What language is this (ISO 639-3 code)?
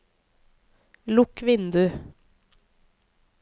nor